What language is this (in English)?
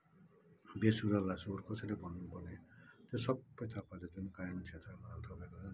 Nepali